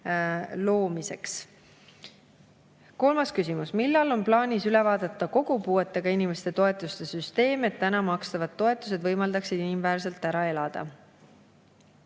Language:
Estonian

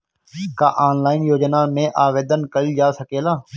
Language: Bhojpuri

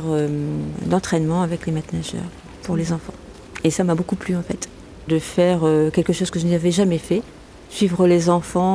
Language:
French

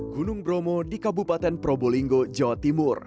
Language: Indonesian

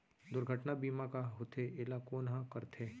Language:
Chhattisgarhi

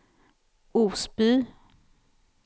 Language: Swedish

